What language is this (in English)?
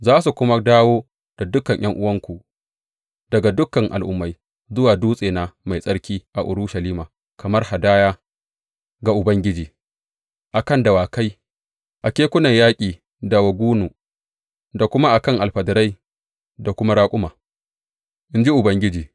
Hausa